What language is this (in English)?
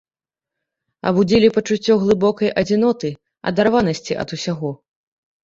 Belarusian